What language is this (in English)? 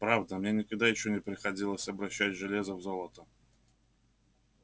Russian